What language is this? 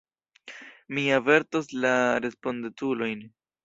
Esperanto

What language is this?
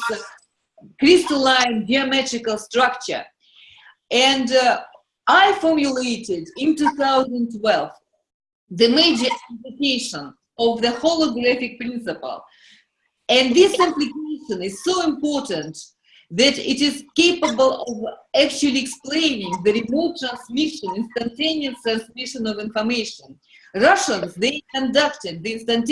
English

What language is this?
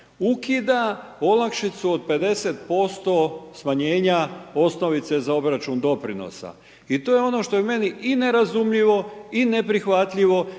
Croatian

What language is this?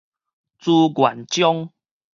Min Nan Chinese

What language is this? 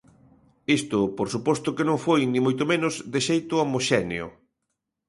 Galician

